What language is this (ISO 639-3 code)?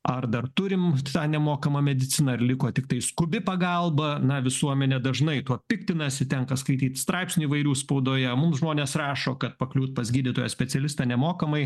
lit